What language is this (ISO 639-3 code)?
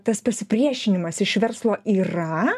lit